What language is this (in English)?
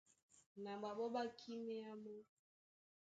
Duala